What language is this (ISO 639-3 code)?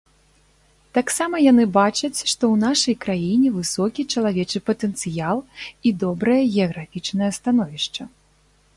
bel